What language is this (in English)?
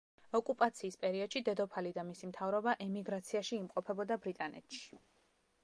Georgian